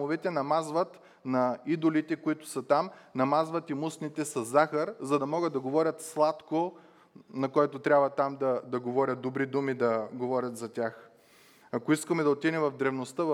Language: Bulgarian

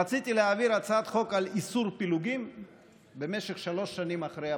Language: Hebrew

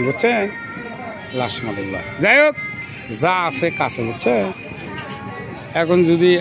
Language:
Arabic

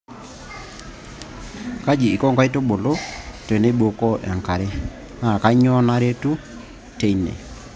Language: Masai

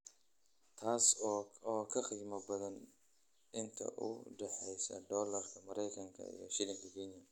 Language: Somali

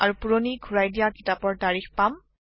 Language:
Assamese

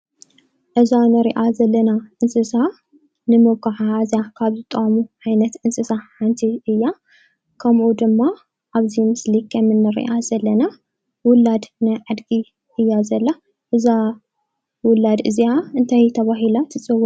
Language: Tigrinya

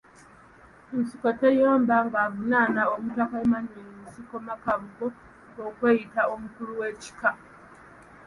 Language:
Ganda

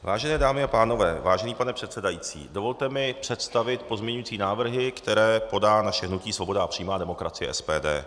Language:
Czech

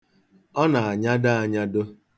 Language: Igbo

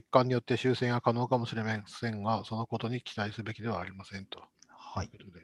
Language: Japanese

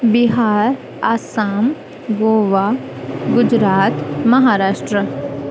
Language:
Sindhi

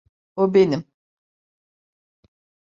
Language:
Turkish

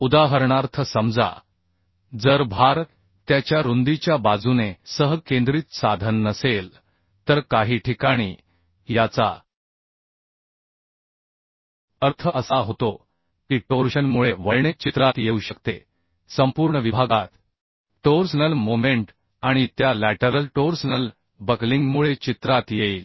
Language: Marathi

